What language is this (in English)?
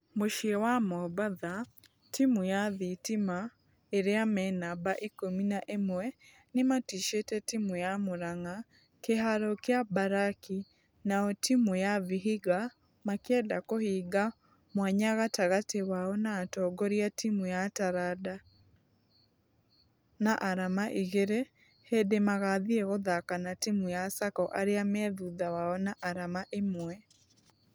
Kikuyu